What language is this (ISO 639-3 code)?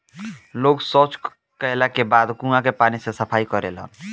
bho